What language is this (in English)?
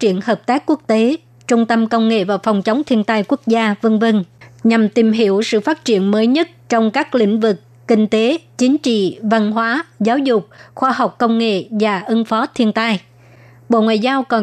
Vietnamese